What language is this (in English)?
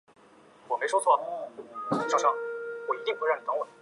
Chinese